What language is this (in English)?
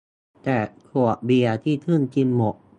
Thai